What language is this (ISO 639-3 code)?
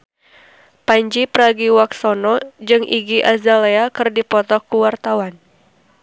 sun